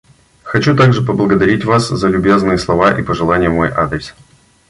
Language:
Russian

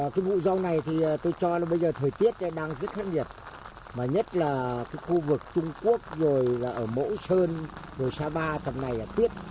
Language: Vietnamese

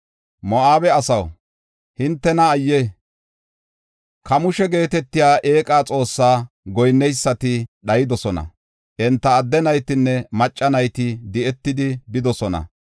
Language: Gofa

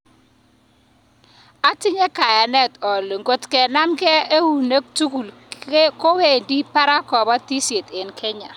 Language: Kalenjin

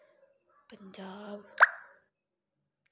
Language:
Dogri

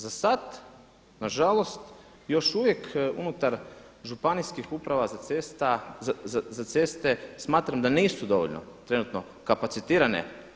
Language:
Croatian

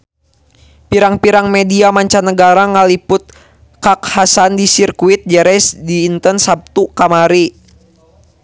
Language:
Sundanese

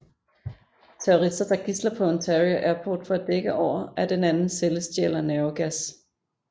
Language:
Danish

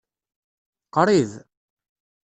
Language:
Kabyle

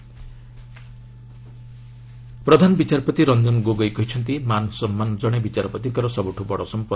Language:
Odia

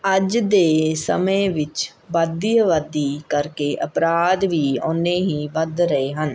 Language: Punjabi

